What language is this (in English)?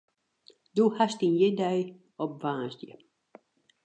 Western Frisian